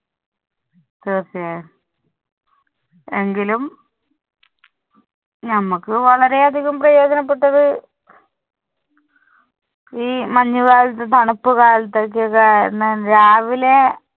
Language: Malayalam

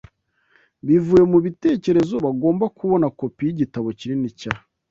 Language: Kinyarwanda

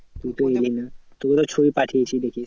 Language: Bangla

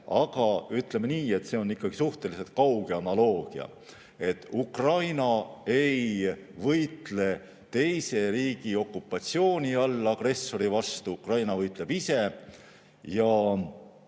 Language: Estonian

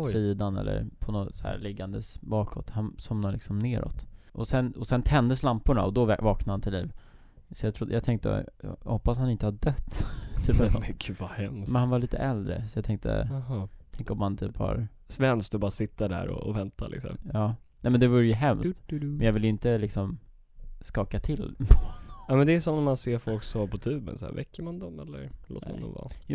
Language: Swedish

